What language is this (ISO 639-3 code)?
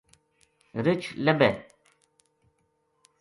gju